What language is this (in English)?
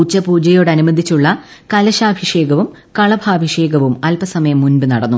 Malayalam